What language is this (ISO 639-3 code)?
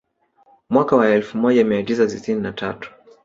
swa